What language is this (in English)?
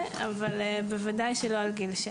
Hebrew